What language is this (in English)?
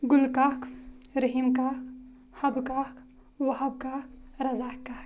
Kashmiri